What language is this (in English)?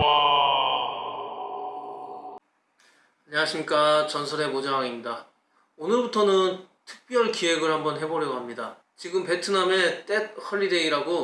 Korean